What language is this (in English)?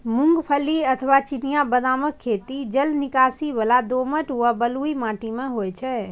Maithili